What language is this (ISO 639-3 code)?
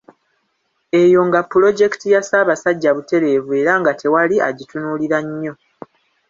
lug